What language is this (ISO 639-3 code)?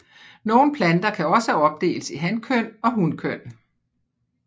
dan